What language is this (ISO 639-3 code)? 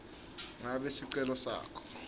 ssw